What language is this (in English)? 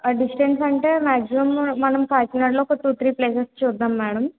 Telugu